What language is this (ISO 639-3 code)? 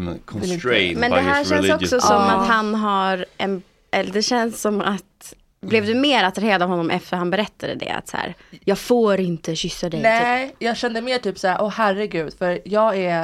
swe